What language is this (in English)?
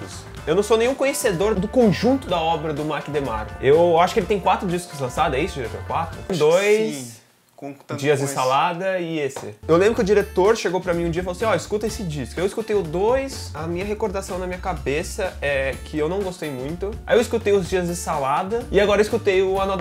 Portuguese